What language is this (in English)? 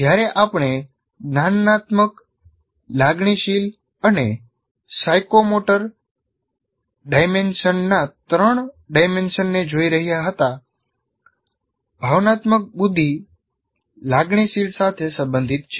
Gujarati